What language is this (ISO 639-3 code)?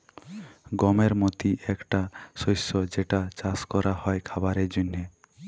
ben